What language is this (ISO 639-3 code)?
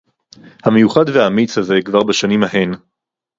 heb